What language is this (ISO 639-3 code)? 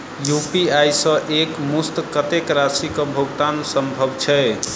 mai